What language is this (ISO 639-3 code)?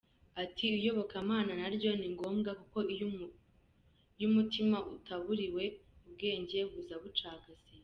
kin